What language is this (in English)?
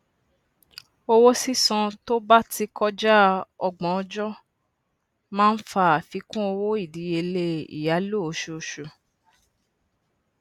Yoruba